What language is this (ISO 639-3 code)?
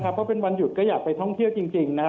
tha